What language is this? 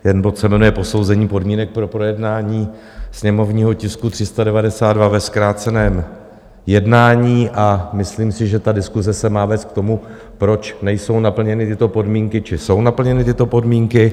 Czech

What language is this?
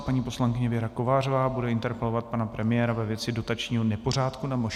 Czech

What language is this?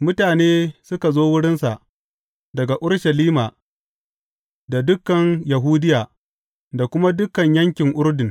Hausa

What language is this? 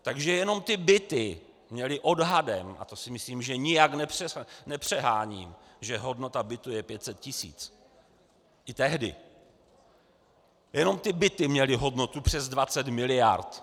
Czech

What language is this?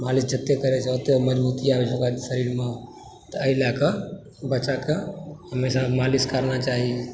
Maithili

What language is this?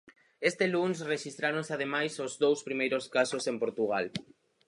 Galician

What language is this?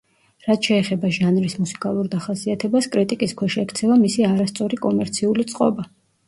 Georgian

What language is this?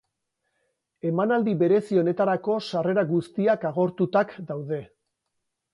Basque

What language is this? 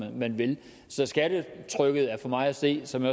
Danish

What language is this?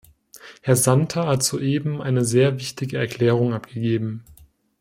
German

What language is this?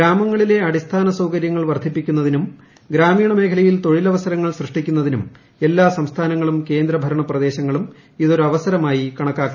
Malayalam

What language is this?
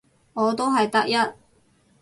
Cantonese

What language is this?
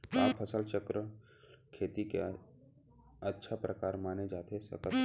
Chhattisgarhi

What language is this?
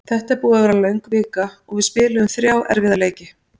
Icelandic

